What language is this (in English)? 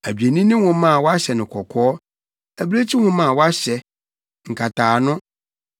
Akan